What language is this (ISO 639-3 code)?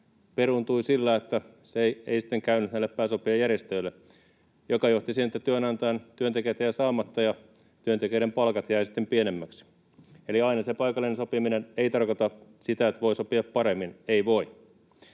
fin